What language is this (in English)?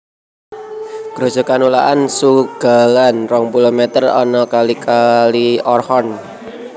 Javanese